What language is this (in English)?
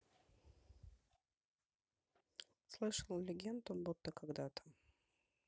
Russian